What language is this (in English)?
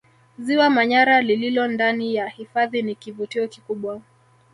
Swahili